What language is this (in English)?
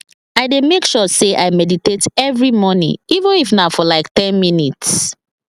Nigerian Pidgin